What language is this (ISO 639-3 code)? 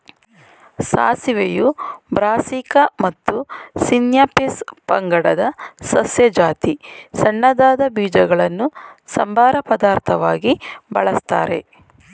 kan